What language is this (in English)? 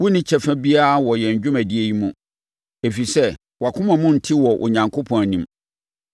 Akan